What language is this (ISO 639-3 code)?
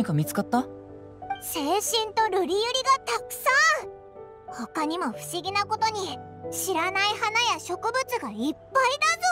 jpn